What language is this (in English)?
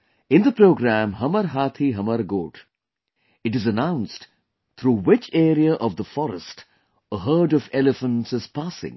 English